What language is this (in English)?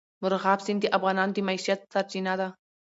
Pashto